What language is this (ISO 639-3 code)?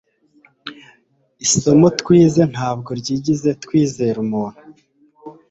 kin